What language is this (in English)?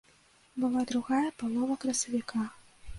Belarusian